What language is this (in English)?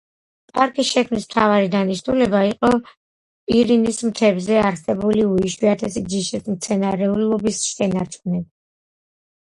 Georgian